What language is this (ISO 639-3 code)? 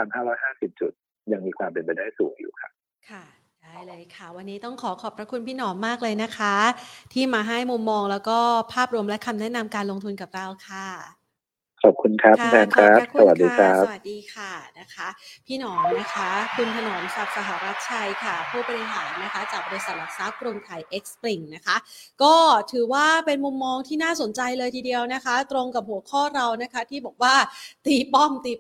tha